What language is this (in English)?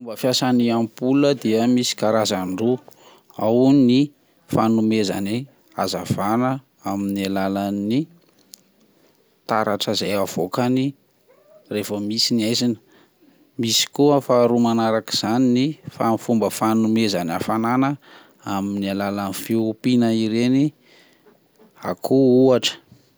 Malagasy